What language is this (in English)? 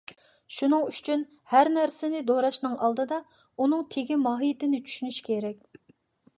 Uyghur